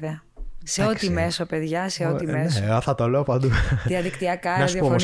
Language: Greek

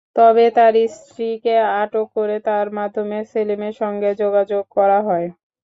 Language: Bangla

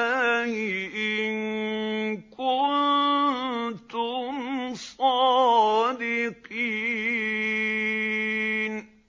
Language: Arabic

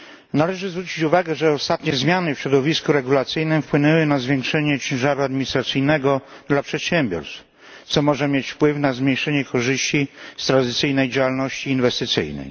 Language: Polish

